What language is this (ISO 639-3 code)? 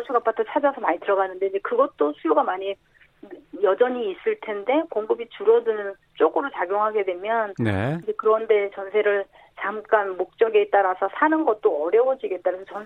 kor